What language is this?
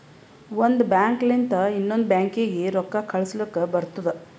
Kannada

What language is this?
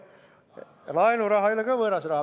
Estonian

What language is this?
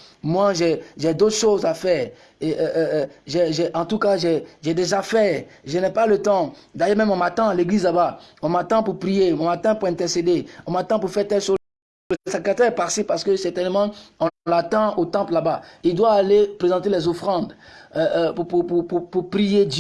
French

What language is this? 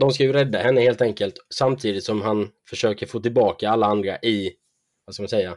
Swedish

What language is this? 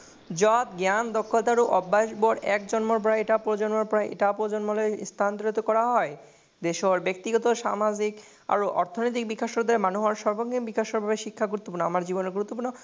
Assamese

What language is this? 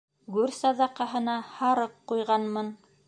Bashkir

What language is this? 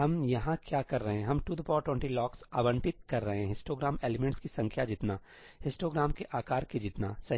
Hindi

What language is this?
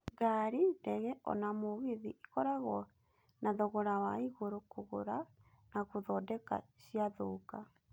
Kikuyu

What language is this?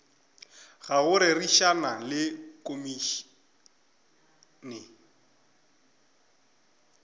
Northern Sotho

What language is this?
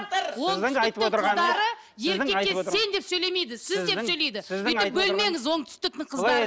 Kazakh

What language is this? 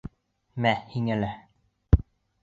Bashkir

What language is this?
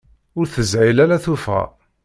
Kabyle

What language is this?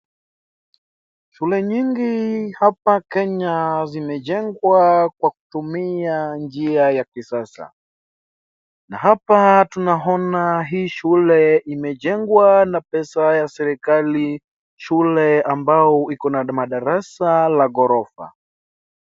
Swahili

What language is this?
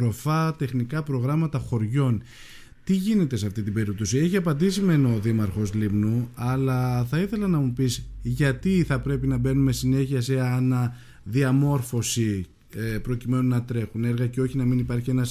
Greek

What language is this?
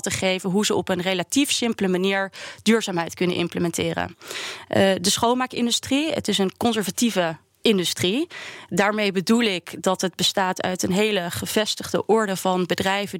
Dutch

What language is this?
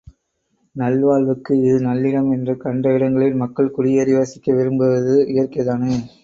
Tamil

